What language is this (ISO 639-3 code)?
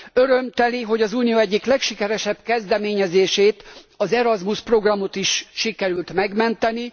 hun